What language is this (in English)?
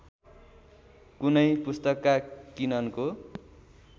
Nepali